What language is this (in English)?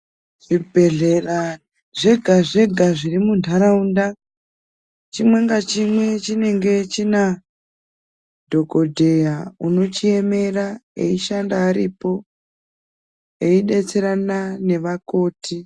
Ndau